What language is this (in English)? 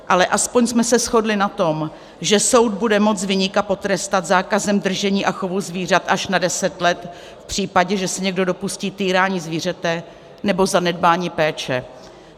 Czech